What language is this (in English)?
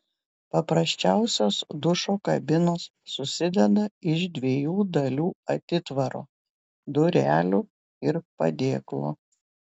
Lithuanian